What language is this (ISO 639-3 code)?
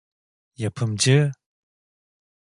tur